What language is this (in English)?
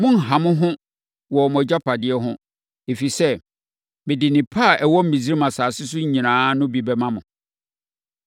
Akan